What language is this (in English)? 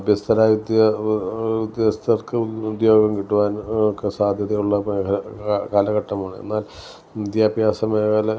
Malayalam